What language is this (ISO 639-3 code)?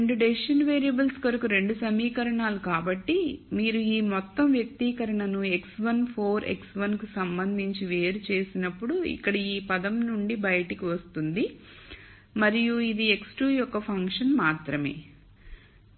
tel